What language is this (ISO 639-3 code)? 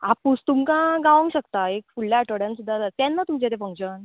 kok